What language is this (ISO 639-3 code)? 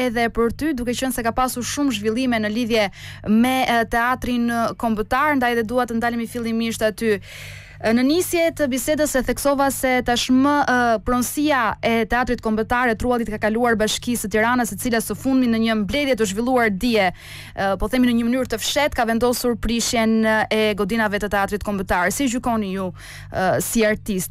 ron